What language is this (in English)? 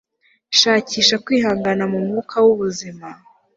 Kinyarwanda